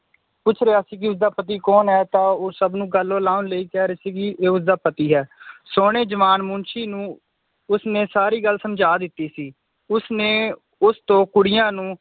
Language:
Punjabi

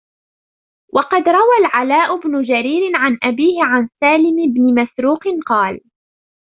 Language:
Arabic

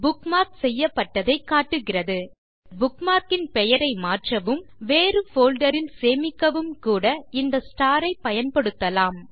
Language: Tamil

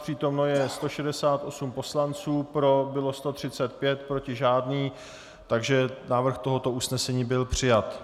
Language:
Czech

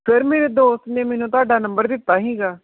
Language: Punjabi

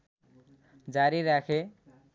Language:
Nepali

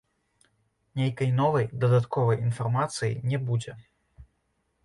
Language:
Belarusian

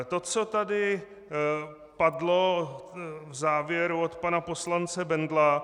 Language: Czech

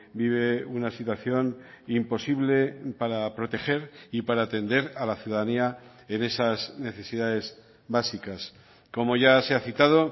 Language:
Spanish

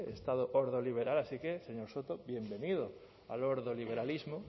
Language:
Spanish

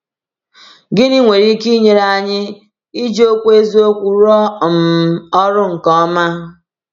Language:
Igbo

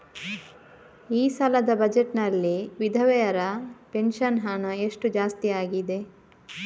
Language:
Kannada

